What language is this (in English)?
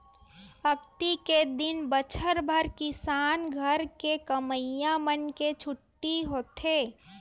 Chhattisgarhi